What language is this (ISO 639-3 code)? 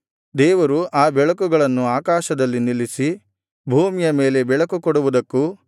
kan